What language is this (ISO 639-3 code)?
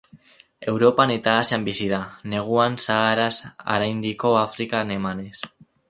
eus